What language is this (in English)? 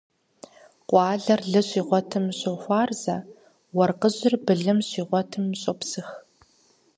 Kabardian